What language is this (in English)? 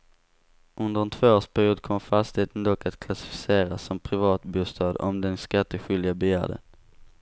Swedish